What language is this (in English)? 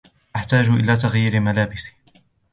Arabic